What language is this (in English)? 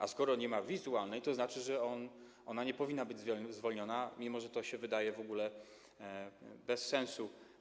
Polish